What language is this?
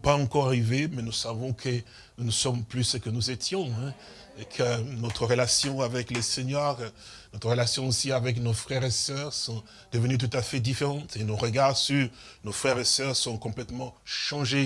French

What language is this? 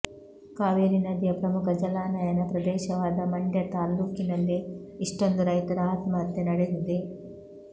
Kannada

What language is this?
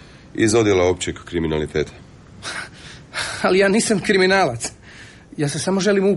Croatian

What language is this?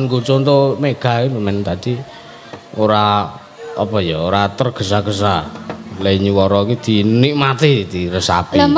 Indonesian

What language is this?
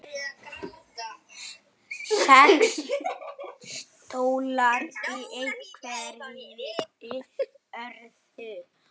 Icelandic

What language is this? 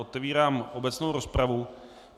Czech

